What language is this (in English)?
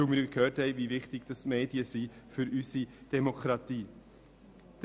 Swiss German